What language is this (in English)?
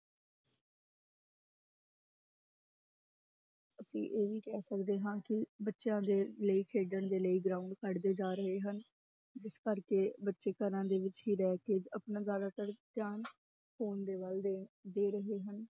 Punjabi